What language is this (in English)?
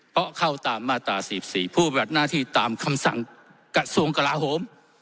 Thai